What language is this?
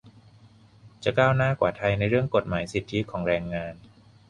Thai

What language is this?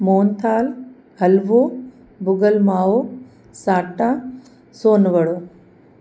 Sindhi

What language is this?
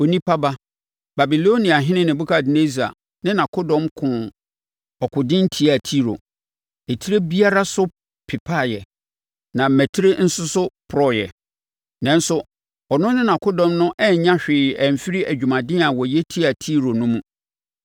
Akan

